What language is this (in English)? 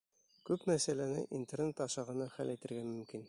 Bashkir